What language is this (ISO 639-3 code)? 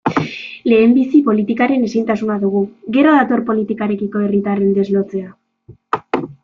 eus